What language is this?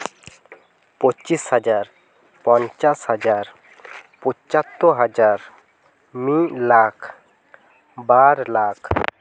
Santali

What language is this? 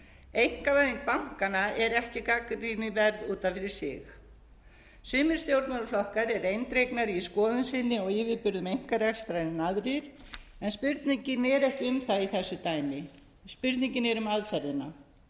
Icelandic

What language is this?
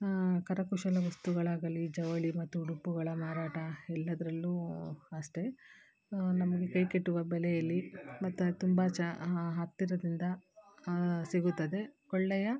Kannada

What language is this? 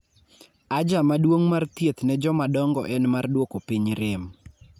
Luo (Kenya and Tanzania)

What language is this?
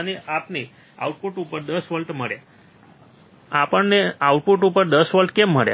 Gujarati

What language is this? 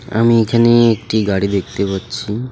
Bangla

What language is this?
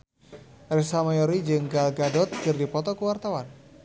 Sundanese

